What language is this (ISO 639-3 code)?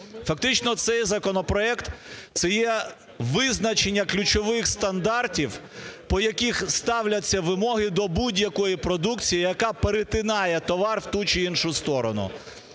ukr